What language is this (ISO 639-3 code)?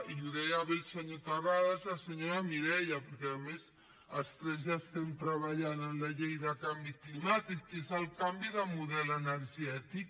cat